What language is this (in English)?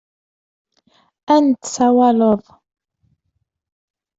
Kabyle